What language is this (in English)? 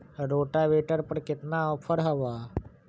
Magahi